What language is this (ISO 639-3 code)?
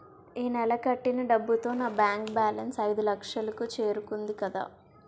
tel